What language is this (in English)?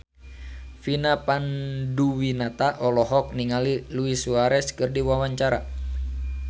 Sundanese